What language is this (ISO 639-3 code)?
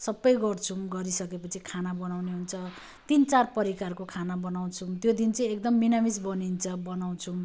nep